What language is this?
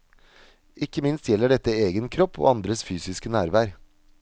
Norwegian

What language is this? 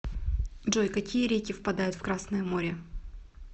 Russian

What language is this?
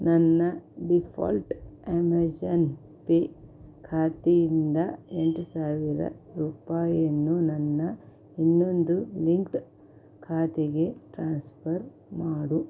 Kannada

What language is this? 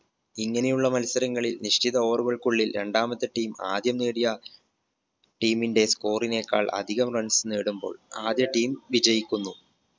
Malayalam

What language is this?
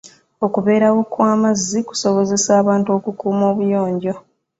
Ganda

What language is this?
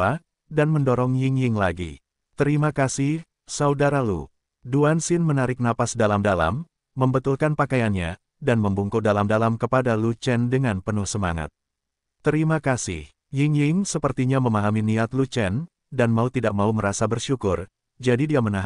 Indonesian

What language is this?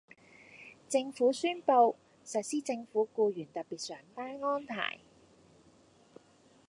Cantonese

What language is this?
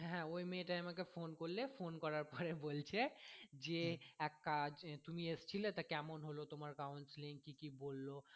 Bangla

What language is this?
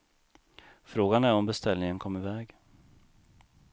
Swedish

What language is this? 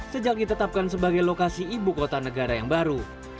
Indonesian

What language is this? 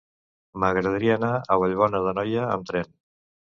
Catalan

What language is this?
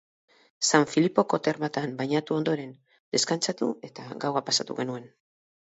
Basque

